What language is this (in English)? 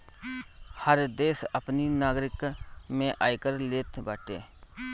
Bhojpuri